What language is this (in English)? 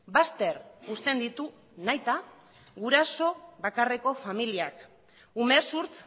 Basque